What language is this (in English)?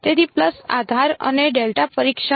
Gujarati